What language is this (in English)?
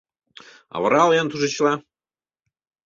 Mari